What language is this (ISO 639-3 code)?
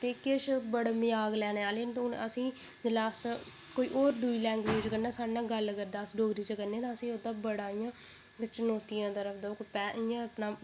doi